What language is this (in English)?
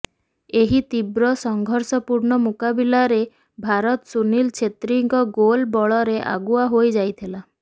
Odia